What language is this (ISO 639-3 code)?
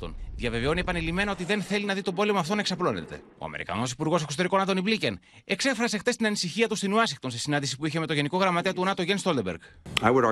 ell